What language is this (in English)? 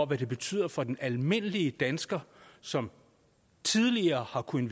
Danish